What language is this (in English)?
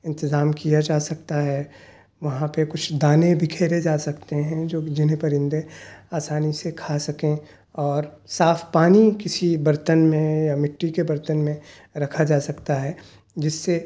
Urdu